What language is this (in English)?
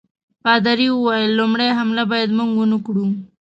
Pashto